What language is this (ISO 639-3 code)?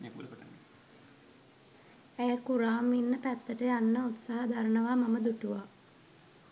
sin